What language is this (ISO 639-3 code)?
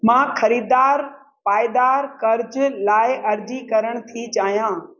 snd